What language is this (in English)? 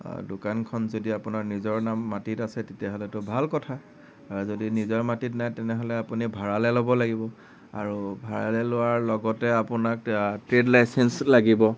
Assamese